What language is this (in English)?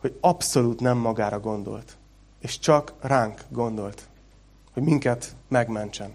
Hungarian